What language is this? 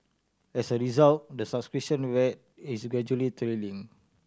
English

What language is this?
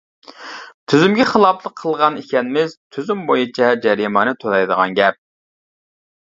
Uyghur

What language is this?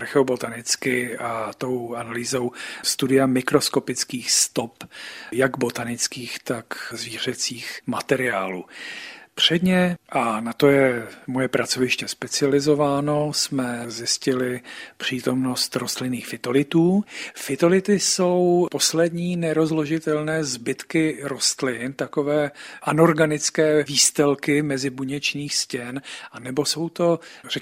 Czech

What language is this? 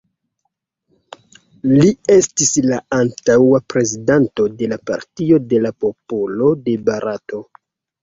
Esperanto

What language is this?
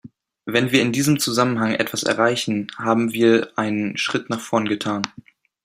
German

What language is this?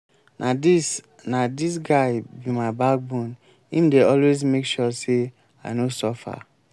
Nigerian Pidgin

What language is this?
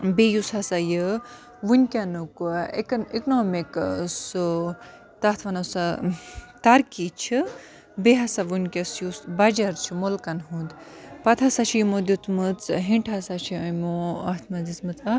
Kashmiri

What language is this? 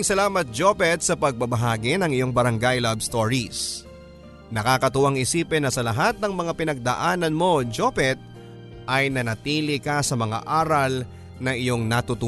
Filipino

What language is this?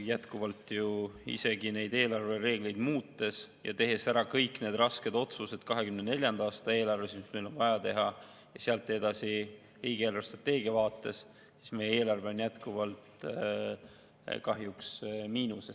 Estonian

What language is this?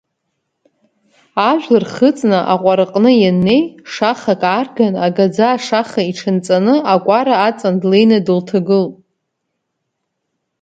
Abkhazian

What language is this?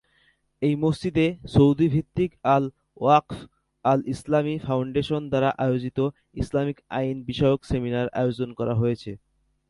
Bangla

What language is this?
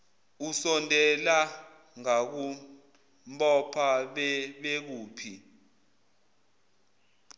Zulu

